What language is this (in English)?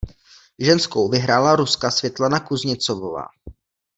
Czech